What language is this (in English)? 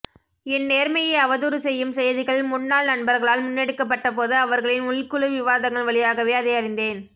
Tamil